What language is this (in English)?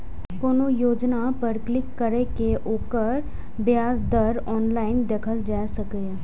Maithili